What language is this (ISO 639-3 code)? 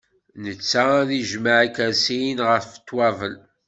kab